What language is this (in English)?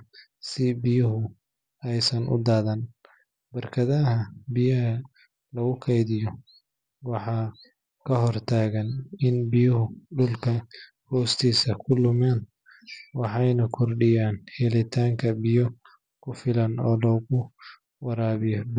Somali